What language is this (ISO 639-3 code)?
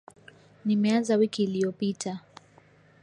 swa